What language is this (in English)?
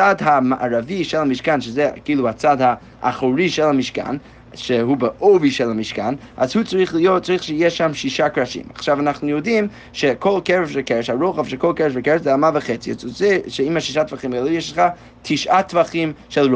Hebrew